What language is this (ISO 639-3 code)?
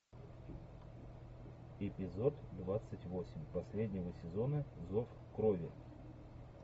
rus